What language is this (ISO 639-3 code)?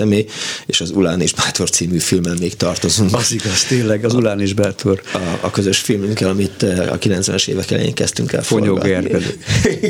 hun